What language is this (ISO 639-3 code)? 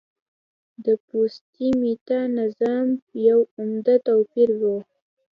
pus